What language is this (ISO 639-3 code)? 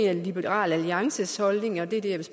dan